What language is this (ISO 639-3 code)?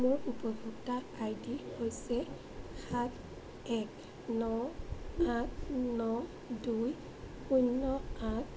asm